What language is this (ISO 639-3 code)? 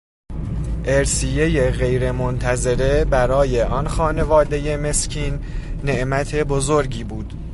fas